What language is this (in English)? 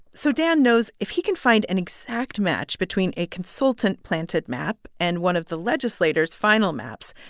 English